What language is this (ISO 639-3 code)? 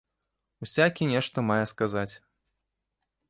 bel